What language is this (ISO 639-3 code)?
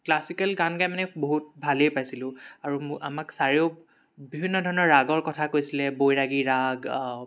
asm